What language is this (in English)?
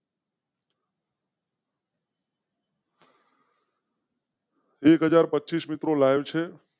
Gujarati